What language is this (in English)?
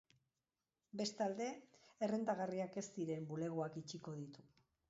Basque